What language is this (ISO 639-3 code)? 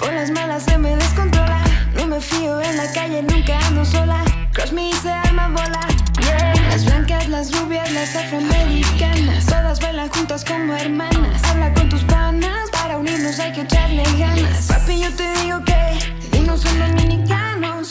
spa